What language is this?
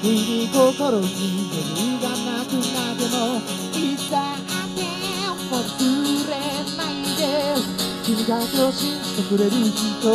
Greek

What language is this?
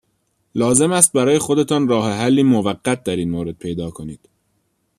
Persian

